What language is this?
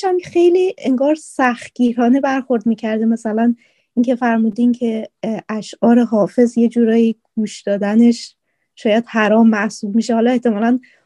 Persian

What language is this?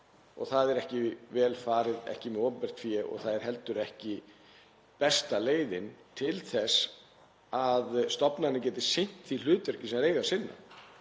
Icelandic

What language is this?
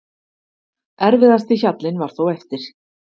Icelandic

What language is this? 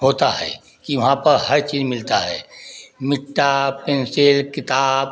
Hindi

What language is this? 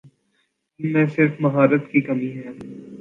Urdu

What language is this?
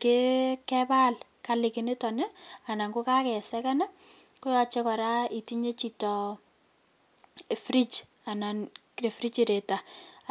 Kalenjin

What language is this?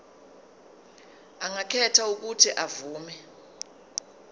Zulu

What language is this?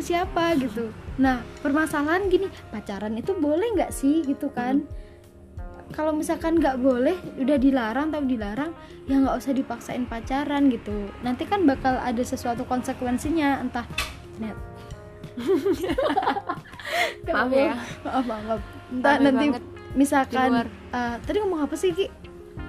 Indonesian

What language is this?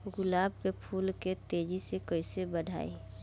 Bhojpuri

